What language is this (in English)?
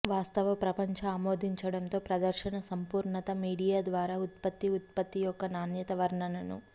Telugu